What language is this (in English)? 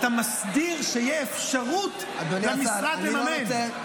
Hebrew